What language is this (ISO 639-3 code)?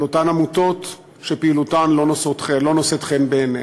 heb